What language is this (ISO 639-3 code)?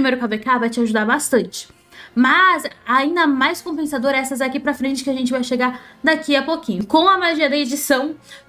por